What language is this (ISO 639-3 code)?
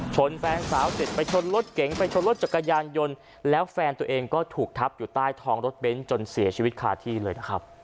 tha